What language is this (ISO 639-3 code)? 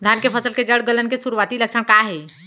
hne